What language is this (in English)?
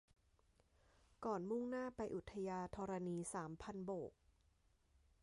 Thai